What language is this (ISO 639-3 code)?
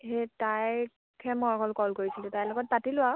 asm